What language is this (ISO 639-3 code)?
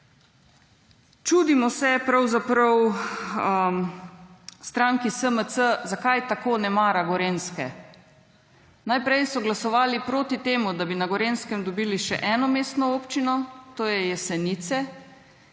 slv